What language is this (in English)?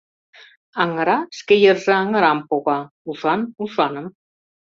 Mari